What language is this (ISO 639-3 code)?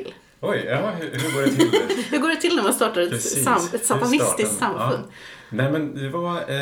swe